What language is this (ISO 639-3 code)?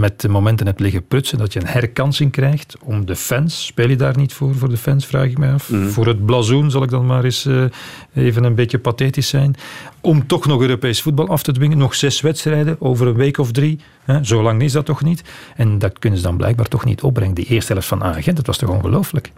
nld